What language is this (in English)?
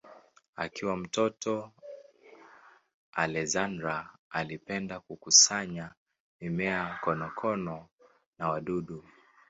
Swahili